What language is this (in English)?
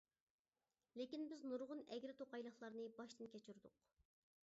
Uyghur